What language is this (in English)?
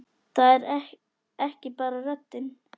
Icelandic